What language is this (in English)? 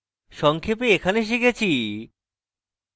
Bangla